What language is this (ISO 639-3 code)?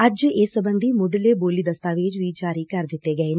pan